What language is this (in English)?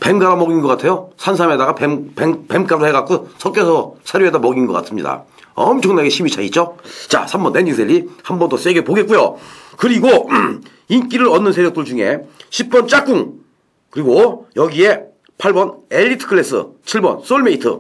Korean